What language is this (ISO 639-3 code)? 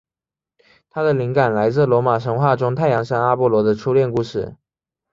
zho